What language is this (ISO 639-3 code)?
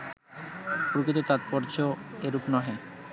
ben